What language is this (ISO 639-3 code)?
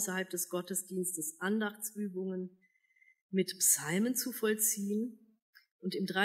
deu